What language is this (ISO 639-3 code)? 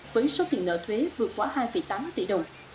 vie